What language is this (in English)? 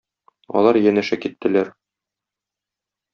Tatar